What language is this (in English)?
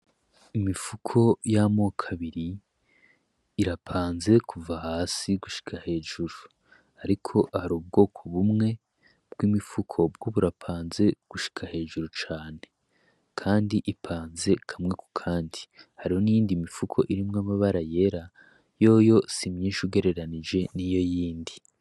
Rundi